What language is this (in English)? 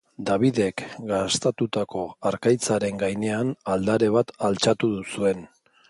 Basque